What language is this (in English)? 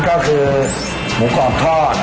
Thai